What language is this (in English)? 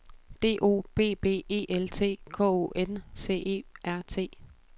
Danish